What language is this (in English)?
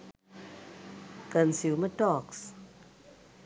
Sinhala